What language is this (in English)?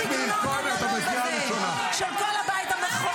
Hebrew